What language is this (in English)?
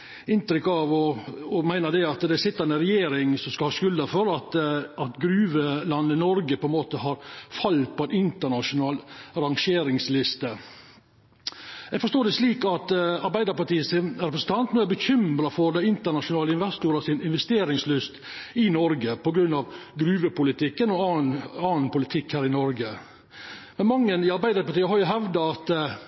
Norwegian Nynorsk